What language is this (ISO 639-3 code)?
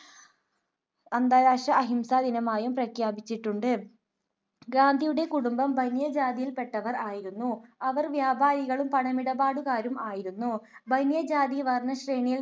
mal